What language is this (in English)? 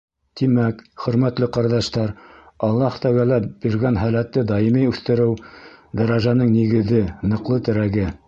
Bashkir